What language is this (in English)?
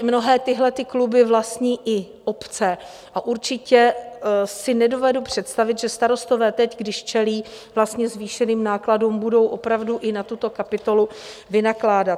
Czech